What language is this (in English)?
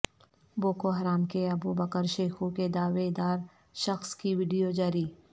Urdu